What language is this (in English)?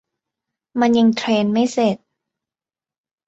Thai